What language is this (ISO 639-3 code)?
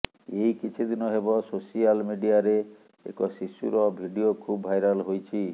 ori